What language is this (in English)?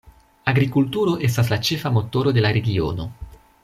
Esperanto